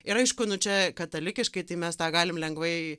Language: Lithuanian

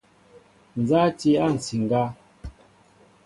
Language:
Mbo (Cameroon)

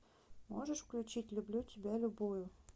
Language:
Russian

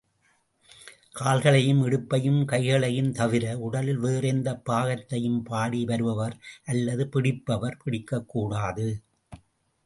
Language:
Tamil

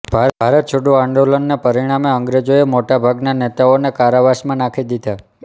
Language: Gujarati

